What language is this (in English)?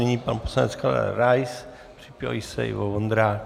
Czech